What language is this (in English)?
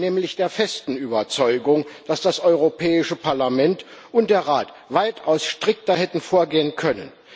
German